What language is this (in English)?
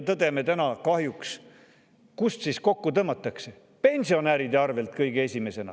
Estonian